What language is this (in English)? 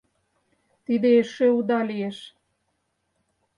Mari